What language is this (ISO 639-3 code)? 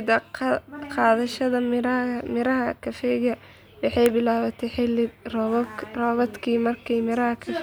som